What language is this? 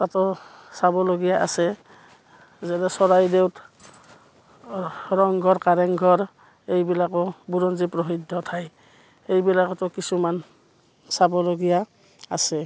Assamese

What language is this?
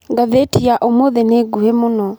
Kikuyu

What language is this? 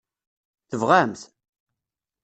Kabyle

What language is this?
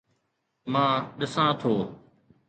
Sindhi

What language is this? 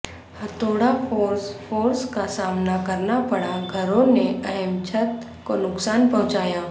Urdu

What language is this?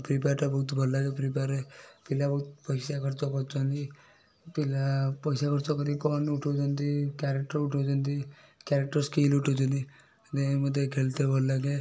Odia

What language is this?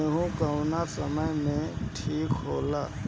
Bhojpuri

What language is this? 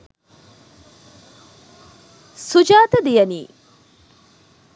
Sinhala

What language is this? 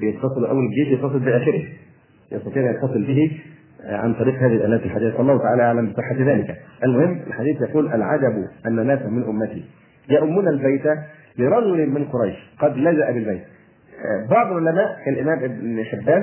Arabic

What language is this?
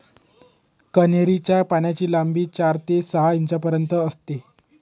Marathi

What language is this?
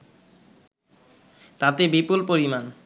Bangla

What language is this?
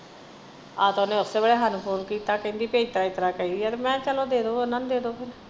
Punjabi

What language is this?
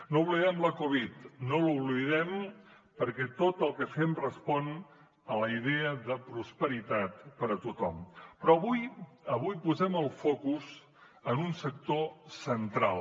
Catalan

